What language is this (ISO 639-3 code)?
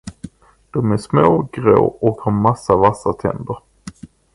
swe